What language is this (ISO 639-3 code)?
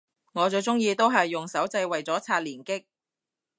yue